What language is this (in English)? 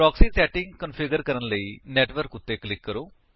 Punjabi